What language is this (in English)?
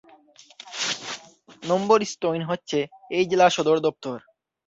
Bangla